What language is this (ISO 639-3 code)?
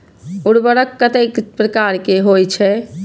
mai